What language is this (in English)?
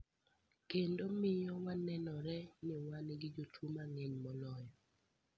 Luo (Kenya and Tanzania)